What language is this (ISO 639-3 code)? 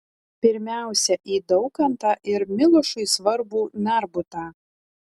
lit